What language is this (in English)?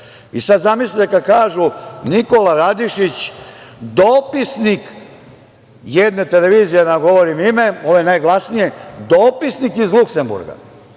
Serbian